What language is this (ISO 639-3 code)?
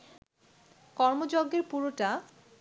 ben